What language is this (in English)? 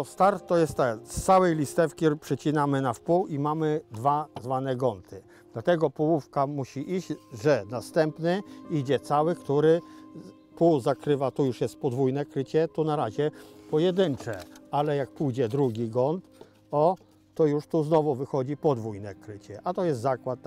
Polish